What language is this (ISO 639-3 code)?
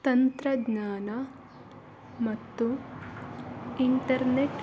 kan